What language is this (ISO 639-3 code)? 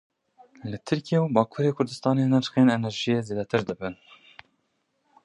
kur